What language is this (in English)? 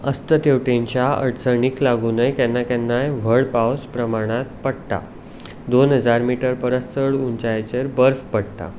Konkani